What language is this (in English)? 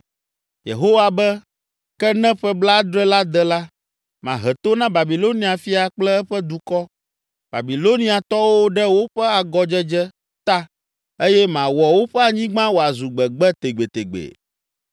Ewe